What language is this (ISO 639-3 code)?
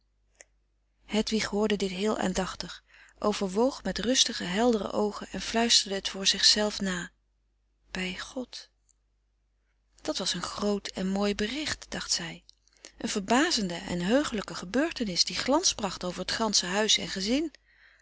nld